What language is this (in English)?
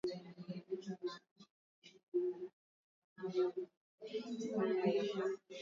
Swahili